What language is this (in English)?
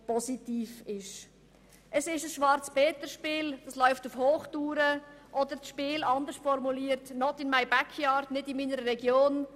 Swiss German